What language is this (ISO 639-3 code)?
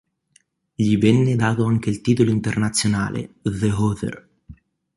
ita